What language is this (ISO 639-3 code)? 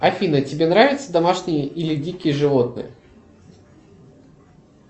rus